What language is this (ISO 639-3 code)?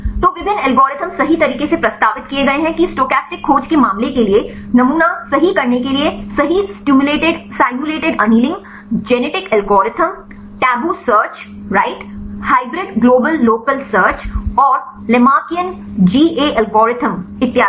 hin